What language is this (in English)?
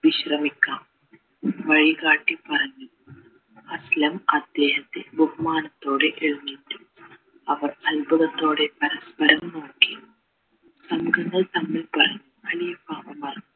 Malayalam